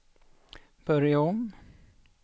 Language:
Swedish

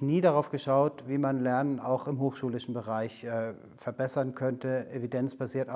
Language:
German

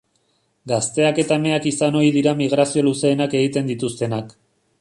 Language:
Basque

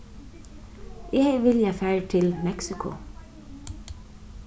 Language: Faroese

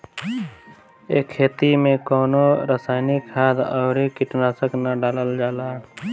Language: Bhojpuri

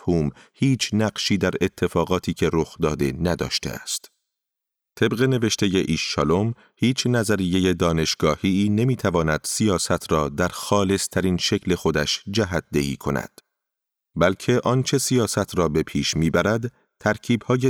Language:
Persian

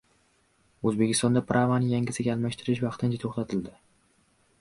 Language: Uzbek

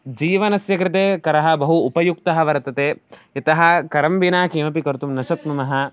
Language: Sanskrit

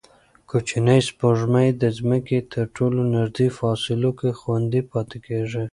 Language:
Pashto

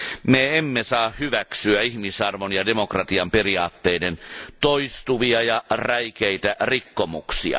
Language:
Finnish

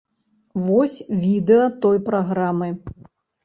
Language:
Belarusian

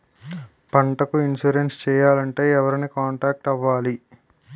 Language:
Telugu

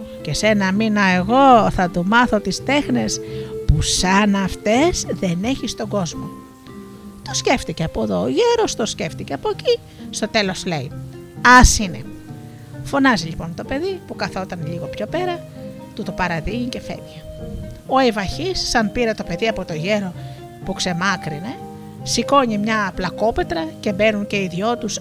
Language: Greek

